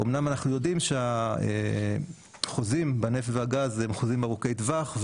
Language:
Hebrew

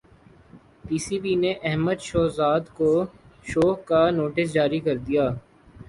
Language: Urdu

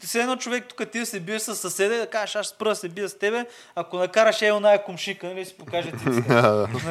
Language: Bulgarian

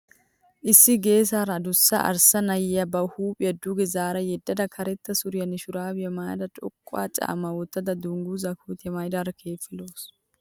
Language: Wolaytta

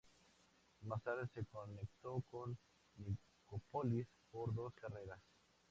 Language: Spanish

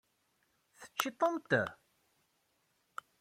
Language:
Kabyle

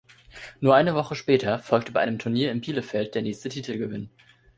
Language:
German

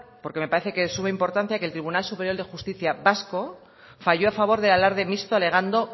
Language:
Spanish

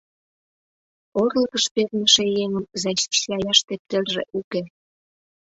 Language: Mari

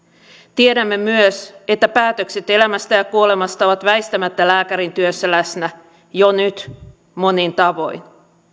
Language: Finnish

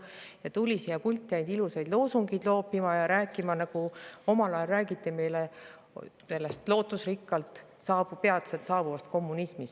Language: Estonian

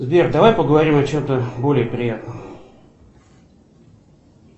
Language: Russian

